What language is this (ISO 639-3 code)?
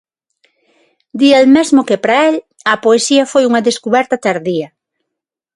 glg